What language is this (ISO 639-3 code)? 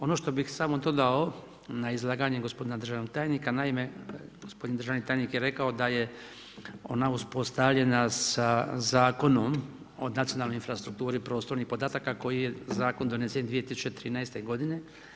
hrv